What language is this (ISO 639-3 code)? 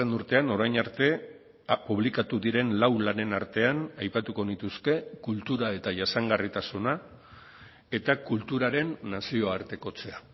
eus